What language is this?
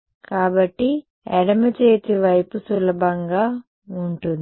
Telugu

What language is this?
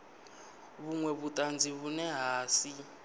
Venda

